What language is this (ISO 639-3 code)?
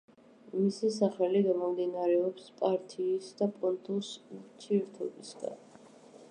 kat